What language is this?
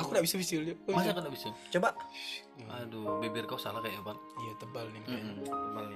Indonesian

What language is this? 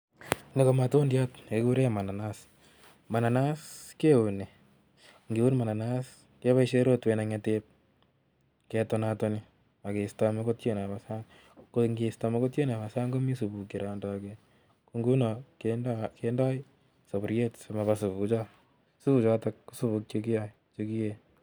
Kalenjin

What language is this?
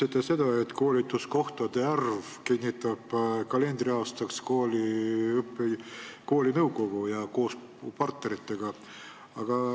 Estonian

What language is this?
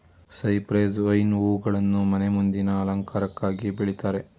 Kannada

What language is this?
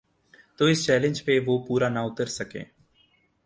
Urdu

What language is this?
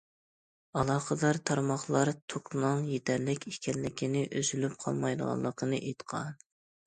Uyghur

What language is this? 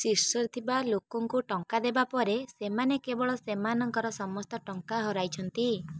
Odia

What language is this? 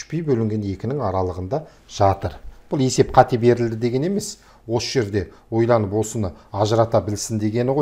Turkish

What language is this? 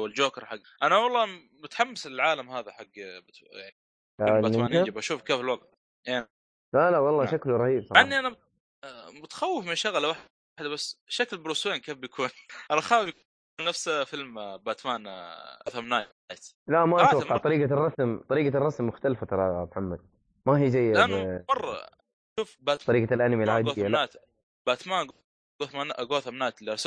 Arabic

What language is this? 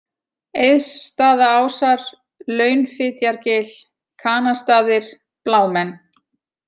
Icelandic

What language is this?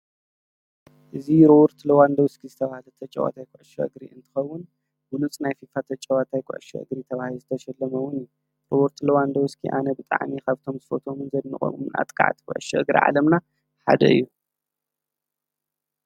Tigrinya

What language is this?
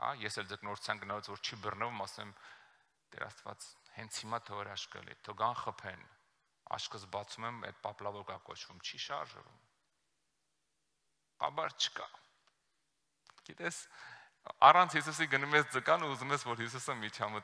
Romanian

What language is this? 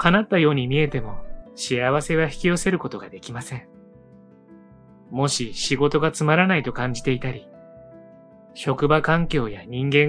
Japanese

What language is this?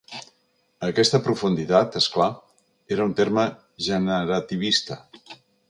Catalan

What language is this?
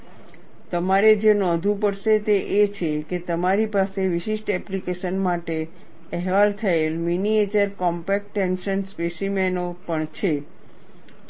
Gujarati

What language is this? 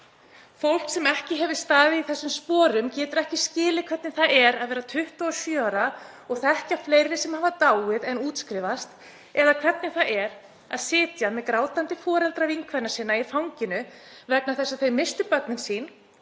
Icelandic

